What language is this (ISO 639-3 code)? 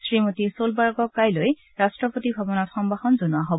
asm